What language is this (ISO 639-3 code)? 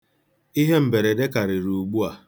ibo